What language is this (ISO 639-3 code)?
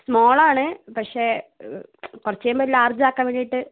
mal